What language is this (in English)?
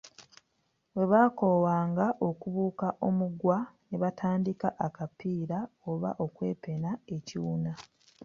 Ganda